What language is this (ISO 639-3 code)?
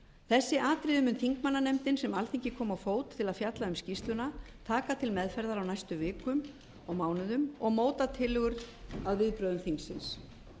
isl